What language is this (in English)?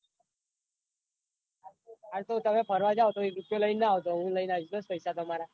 Gujarati